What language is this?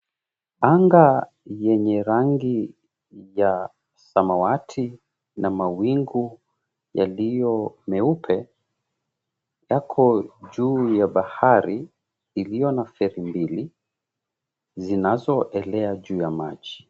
Swahili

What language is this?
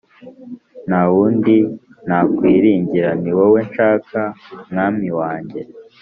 Kinyarwanda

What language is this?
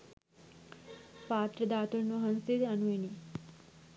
Sinhala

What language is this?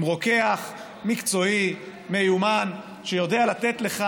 Hebrew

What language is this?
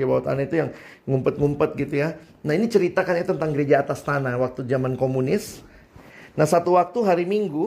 Indonesian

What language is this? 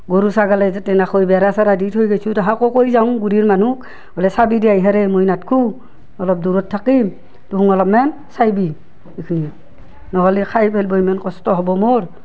Assamese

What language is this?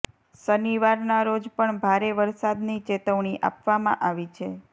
Gujarati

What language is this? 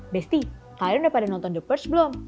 Indonesian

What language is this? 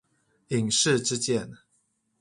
Chinese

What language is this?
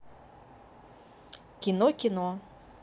Russian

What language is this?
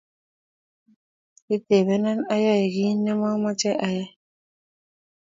Kalenjin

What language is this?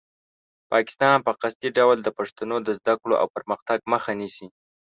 Pashto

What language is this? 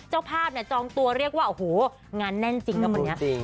Thai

